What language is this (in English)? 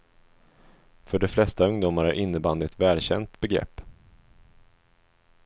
Swedish